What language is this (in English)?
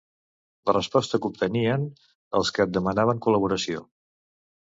Catalan